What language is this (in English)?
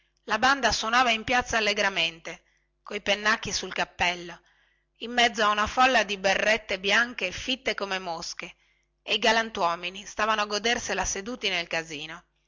Italian